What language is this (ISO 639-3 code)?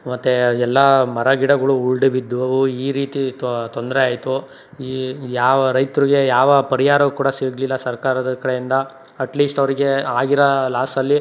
kan